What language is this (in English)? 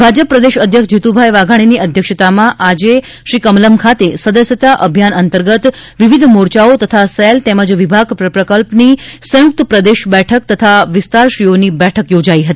Gujarati